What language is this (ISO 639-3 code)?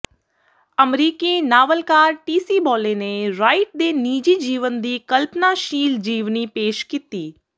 pan